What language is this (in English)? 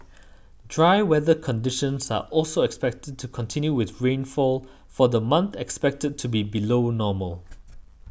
English